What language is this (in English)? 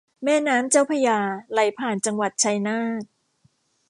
Thai